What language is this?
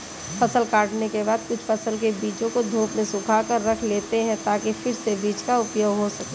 Hindi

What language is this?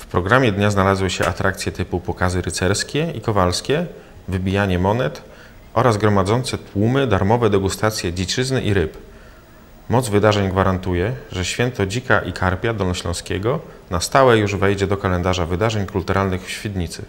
Polish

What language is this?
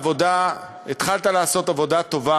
Hebrew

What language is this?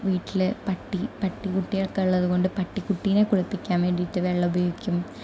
Malayalam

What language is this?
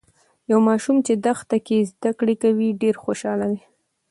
Pashto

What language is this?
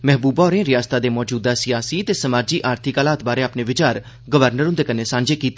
Dogri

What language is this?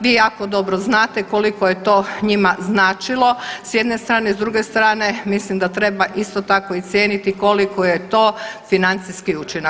Croatian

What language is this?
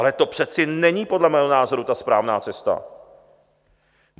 Czech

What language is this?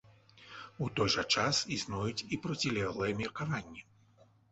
Belarusian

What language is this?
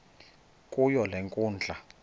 Xhosa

